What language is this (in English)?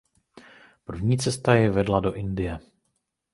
Czech